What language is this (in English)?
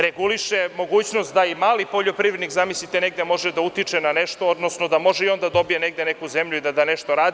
Serbian